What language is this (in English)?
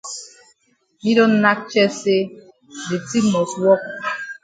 Cameroon Pidgin